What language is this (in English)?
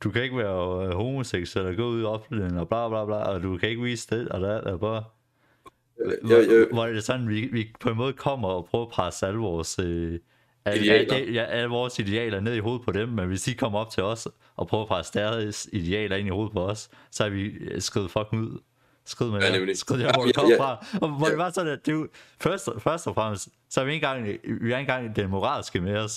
Danish